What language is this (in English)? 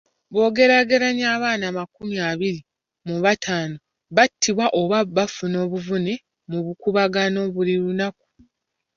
Ganda